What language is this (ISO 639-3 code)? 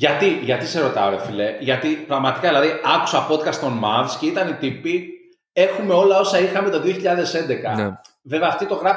ell